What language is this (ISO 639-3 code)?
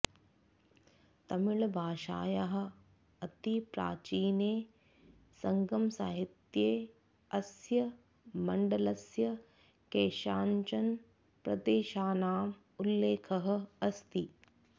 san